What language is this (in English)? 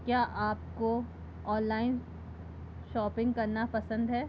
Hindi